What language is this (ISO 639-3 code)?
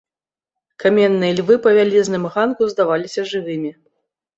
bel